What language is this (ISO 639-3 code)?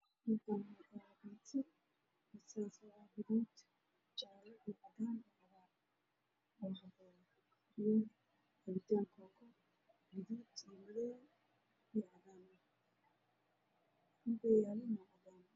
som